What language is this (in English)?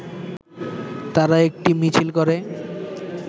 Bangla